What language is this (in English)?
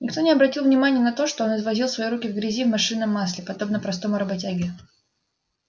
Russian